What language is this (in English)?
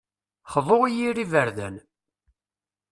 Kabyle